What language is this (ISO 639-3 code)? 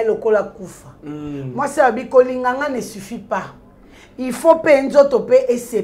fra